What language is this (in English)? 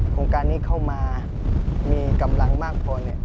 Thai